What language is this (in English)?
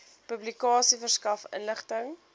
Afrikaans